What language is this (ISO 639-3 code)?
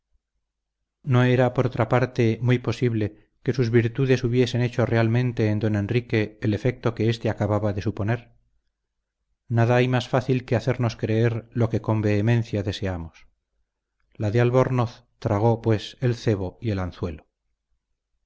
spa